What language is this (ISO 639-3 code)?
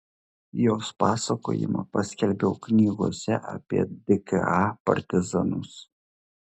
lit